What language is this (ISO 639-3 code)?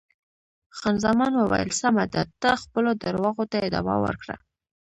pus